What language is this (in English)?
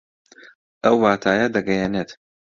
Central Kurdish